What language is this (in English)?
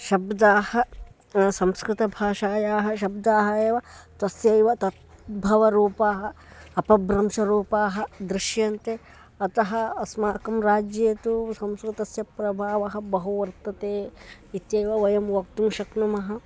Sanskrit